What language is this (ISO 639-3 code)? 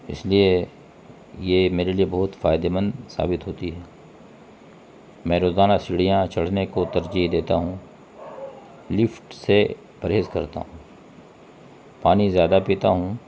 urd